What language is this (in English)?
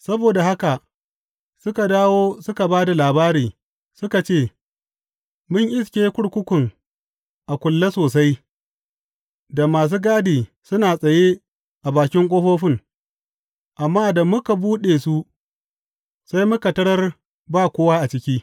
Hausa